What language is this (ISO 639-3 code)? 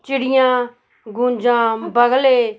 pan